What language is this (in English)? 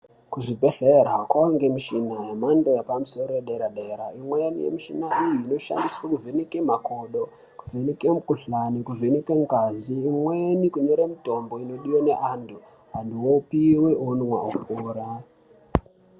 Ndau